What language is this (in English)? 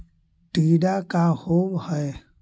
Magahi